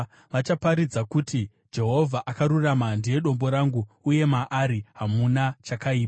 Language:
Shona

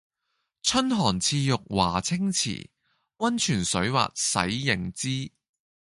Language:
Cantonese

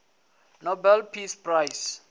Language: Venda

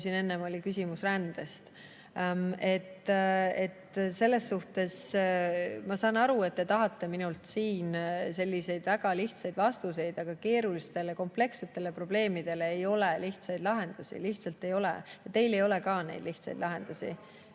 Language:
Estonian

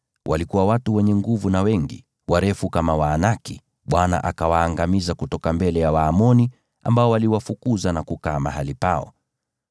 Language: Swahili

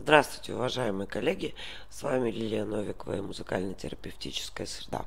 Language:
Russian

